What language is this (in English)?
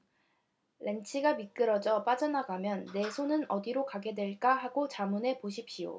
Korean